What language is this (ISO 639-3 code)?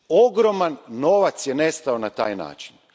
hrv